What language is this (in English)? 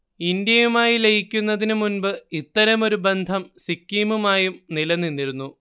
Malayalam